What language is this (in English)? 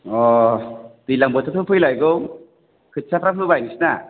Bodo